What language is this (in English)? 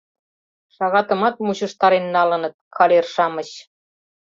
Mari